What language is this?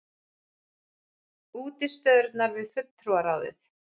Icelandic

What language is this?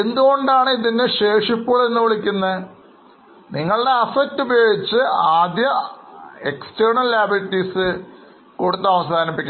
Malayalam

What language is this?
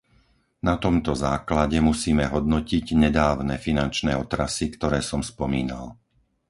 Slovak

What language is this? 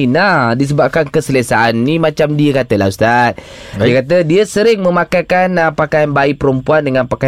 Malay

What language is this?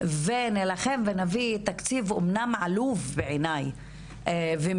Hebrew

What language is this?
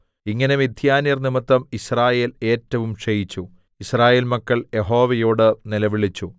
Malayalam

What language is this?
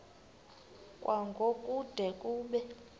Xhosa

